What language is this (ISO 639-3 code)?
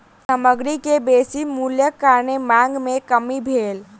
mai